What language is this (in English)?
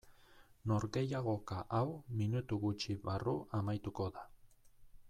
Basque